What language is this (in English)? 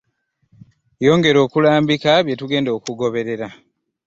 Ganda